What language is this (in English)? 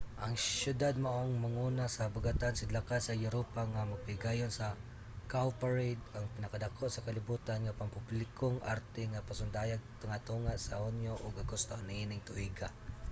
Cebuano